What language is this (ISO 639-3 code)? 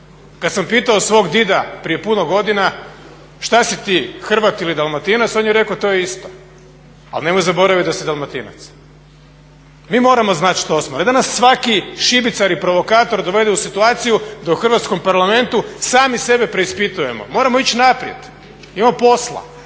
hrv